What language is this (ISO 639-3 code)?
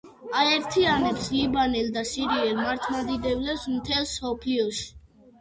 kat